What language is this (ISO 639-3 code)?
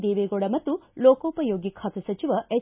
kan